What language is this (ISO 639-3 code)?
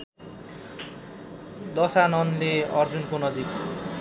nep